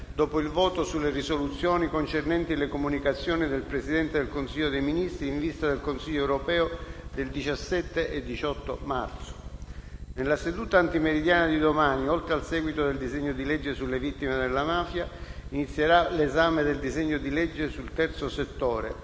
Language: Italian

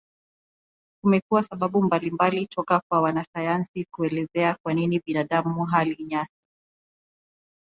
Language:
Swahili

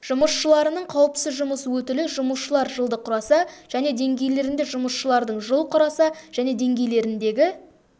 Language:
Kazakh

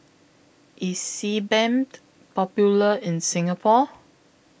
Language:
English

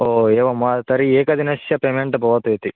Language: Sanskrit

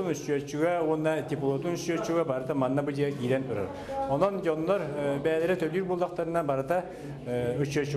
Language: Russian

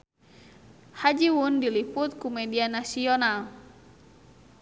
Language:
Sundanese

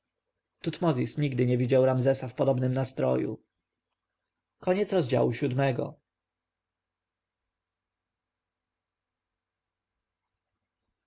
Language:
Polish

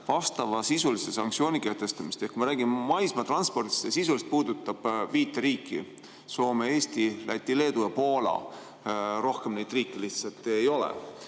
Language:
Estonian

